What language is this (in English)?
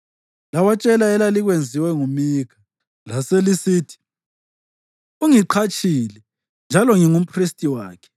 North Ndebele